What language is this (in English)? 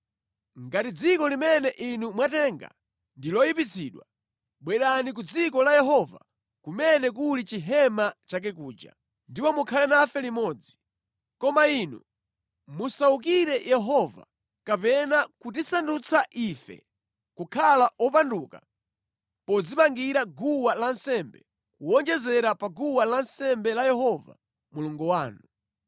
Nyanja